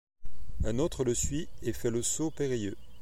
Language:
French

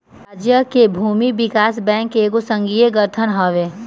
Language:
Bhojpuri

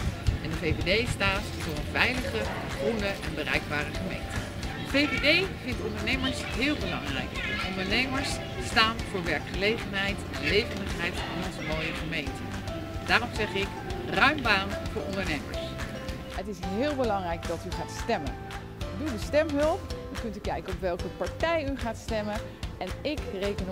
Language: Dutch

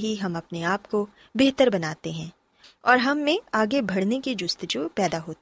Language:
Urdu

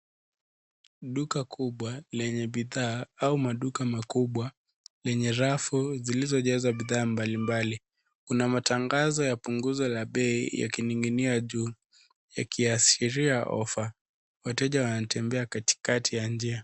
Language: Swahili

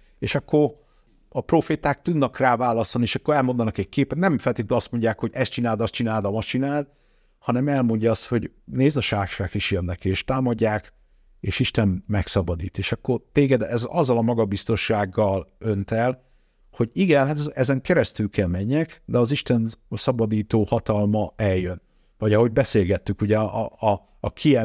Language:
Hungarian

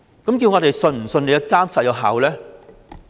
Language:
Cantonese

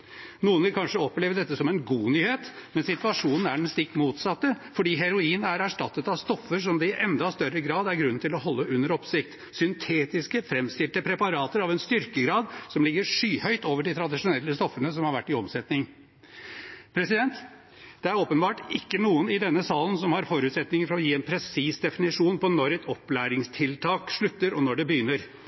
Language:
Norwegian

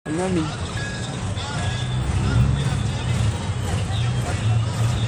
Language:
Masai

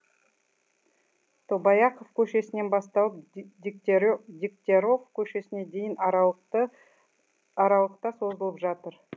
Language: Kazakh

